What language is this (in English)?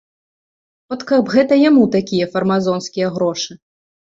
Belarusian